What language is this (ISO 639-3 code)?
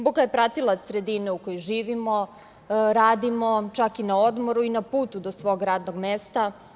srp